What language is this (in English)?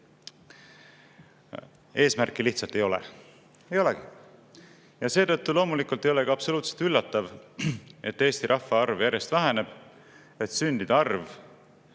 Estonian